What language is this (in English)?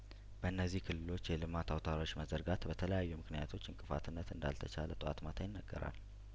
Amharic